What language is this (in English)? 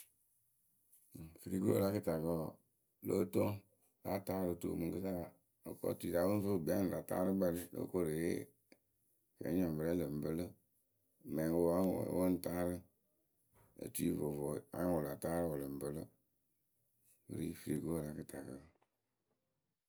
Akebu